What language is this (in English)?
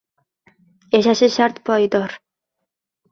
Uzbek